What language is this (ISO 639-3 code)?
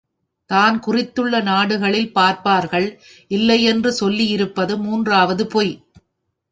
tam